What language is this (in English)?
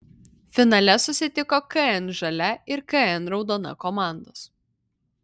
Lithuanian